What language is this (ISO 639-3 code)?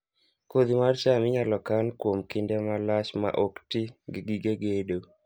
luo